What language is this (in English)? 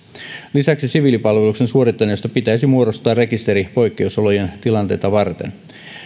Finnish